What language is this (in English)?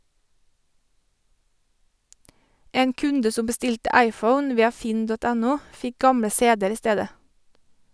Norwegian